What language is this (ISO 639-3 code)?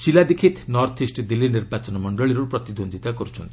ori